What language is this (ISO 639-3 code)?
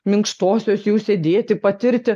lit